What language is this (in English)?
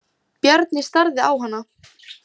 Icelandic